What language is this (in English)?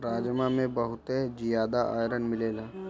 Bhojpuri